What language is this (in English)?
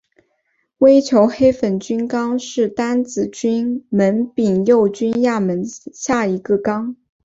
Chinese